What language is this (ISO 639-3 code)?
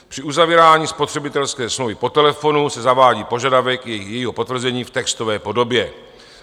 ces